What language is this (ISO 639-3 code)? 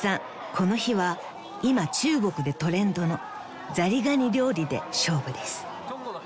jpn